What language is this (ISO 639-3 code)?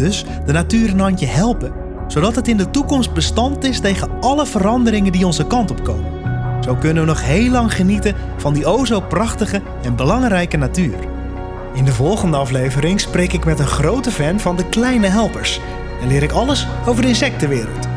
nld